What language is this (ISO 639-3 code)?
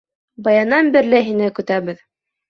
bak